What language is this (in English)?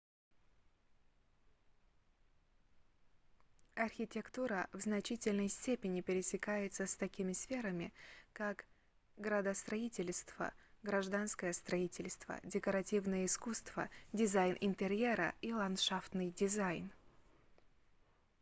Russian